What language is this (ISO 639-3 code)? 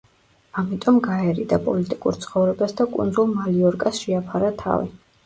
kat